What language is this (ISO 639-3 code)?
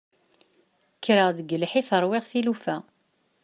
kab